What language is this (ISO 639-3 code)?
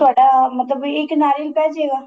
pan